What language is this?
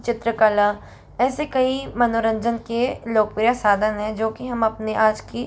Hindi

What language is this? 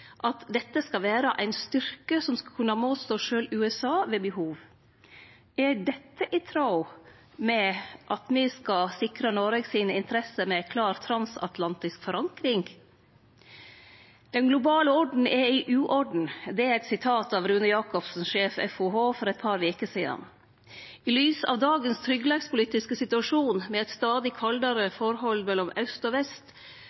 Norwegian Nynorsk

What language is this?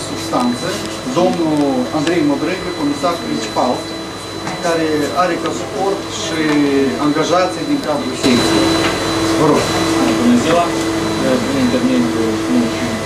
Romanian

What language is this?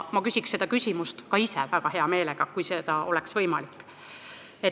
Estonian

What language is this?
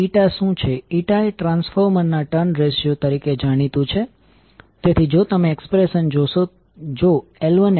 Gujarati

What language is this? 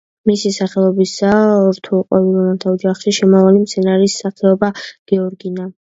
Georgian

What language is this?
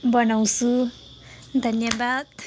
Nepali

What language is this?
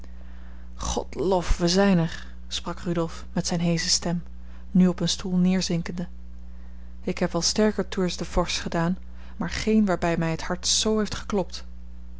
Dutch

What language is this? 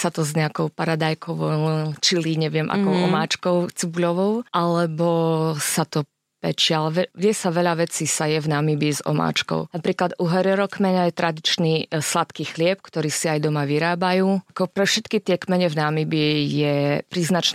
Slovak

